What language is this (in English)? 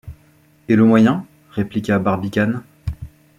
French